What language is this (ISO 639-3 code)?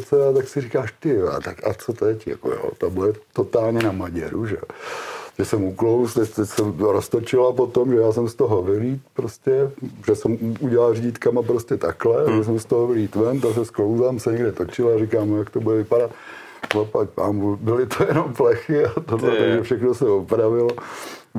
ces